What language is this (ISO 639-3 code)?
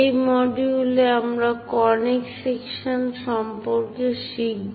ben